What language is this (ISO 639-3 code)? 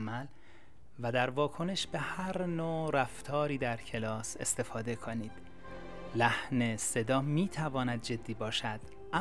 fas